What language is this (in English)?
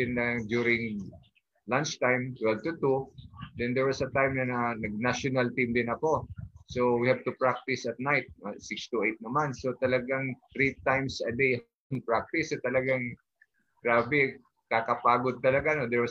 Filipino